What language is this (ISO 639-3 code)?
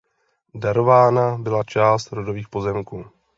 ces